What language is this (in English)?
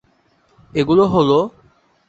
Bangla